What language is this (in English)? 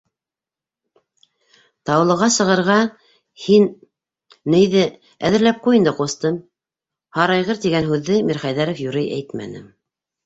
Bashkir